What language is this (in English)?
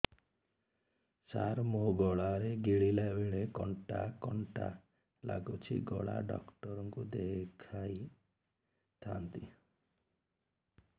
Odia